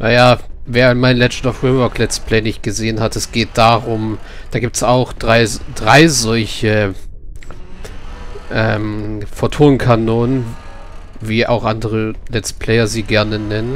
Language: German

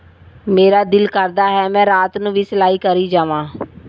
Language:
Punjabi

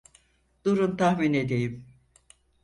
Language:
Turkish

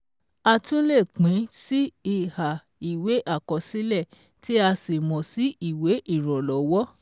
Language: Yoruba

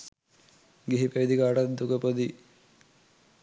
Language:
Sinhala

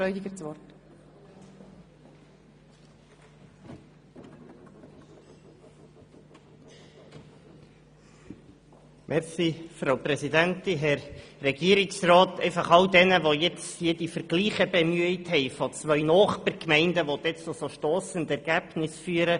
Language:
Swiss German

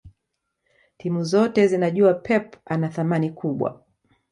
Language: Swahili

